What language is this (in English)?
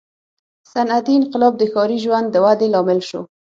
Pashto